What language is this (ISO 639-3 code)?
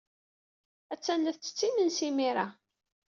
kab